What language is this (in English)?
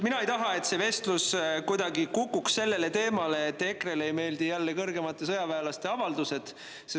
Estonian